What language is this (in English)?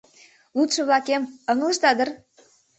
Mari